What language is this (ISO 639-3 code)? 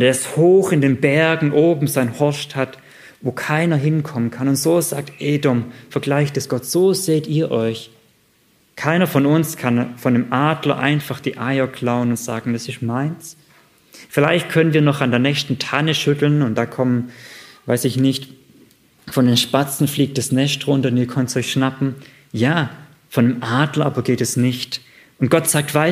deu